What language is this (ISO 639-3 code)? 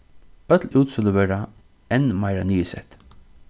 fao